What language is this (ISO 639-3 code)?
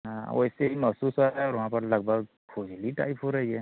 hin